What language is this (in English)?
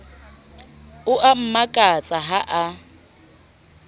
Southern Sotho